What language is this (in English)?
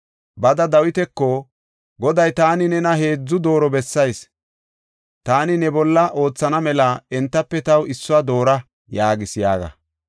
Gofa